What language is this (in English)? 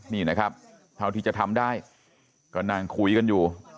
Thai